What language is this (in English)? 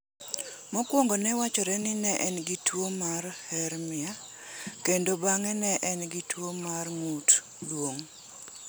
Luo (Kenya and Tanzania)